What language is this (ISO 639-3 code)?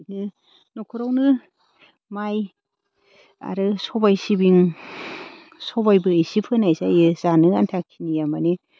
brx